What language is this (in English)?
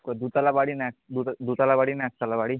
Bangla